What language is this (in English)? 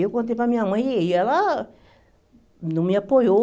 Portuguese